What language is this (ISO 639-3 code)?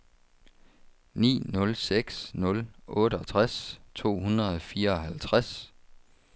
dan